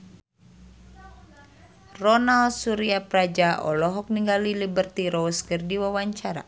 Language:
Sundanese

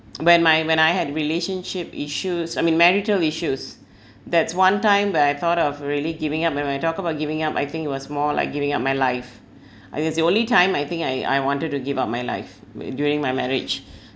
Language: English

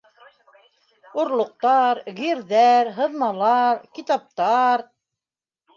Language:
Bashkir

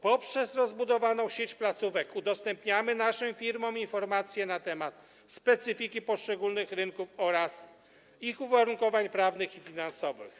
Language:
Polish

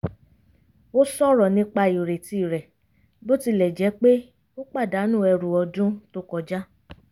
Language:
Yoruba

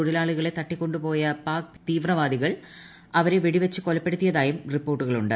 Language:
Malayalam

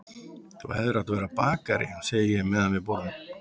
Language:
Icelandic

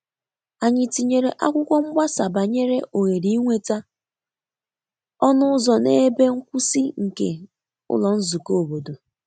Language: Igbo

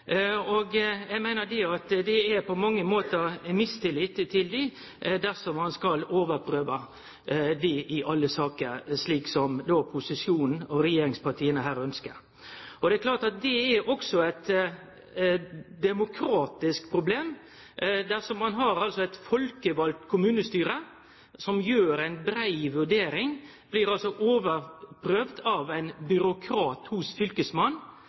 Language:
Norwegian Nynorsk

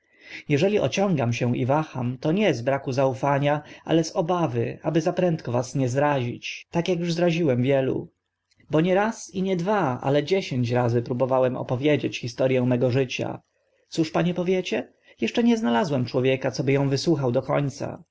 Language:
Polish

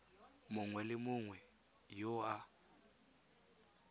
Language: Tswana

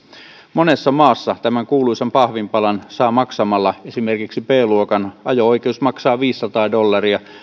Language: Finnish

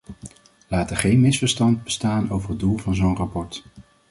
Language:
Dutch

